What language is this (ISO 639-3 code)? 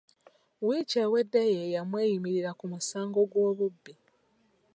lug